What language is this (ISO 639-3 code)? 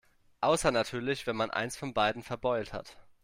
deu